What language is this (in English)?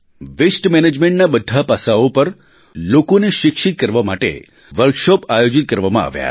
Gujarati